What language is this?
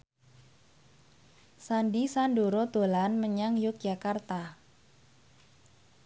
Javanese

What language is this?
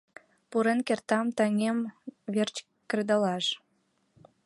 Mari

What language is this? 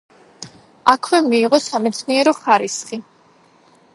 Georgian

